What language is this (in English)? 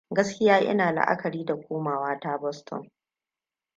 Hausa